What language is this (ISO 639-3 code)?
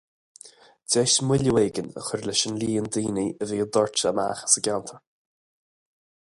gle